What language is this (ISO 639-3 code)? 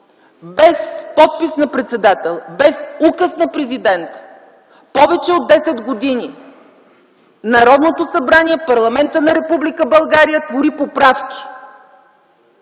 bul